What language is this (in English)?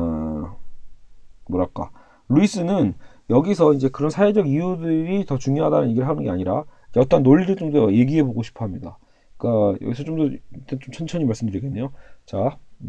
Korean